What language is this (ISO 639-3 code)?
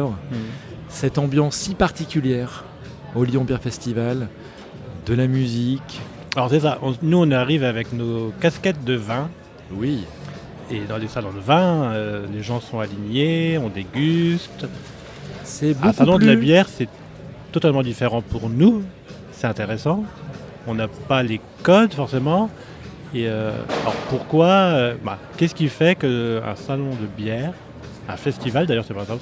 fra